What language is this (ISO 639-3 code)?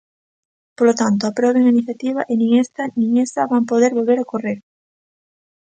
glg